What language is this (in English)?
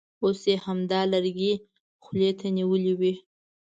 Pashto